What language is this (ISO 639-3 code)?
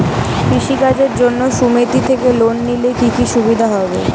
ben